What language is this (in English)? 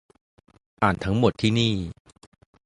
Thai